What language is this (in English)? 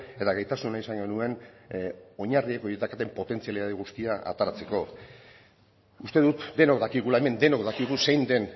Basque